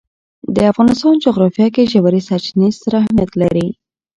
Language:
Pashto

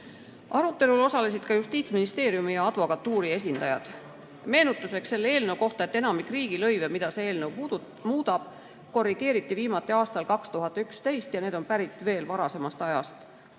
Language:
Estonian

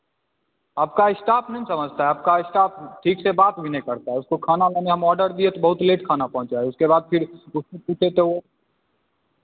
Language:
Hindi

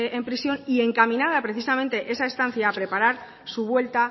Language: Spanish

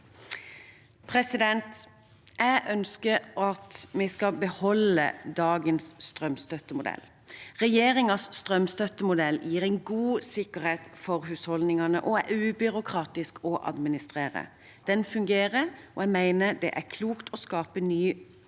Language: Norwegian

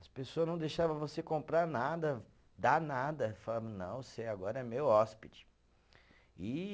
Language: Portuguese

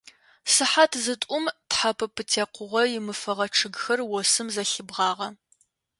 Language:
Adyghe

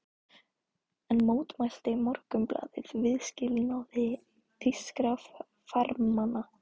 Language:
Icelandic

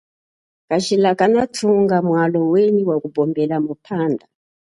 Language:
Chokwe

